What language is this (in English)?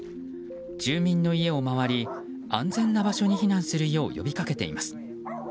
Japanese